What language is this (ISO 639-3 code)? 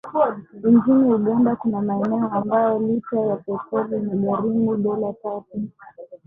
swa